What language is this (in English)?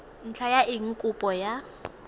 Tswana